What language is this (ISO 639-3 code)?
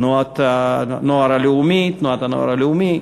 heb